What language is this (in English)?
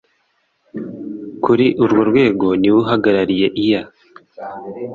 Kinyarwanda